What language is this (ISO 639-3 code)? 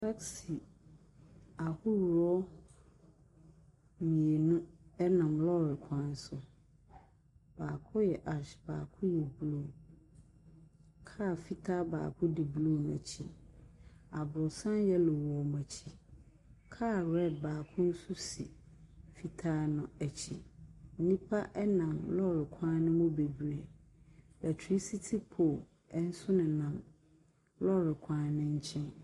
aka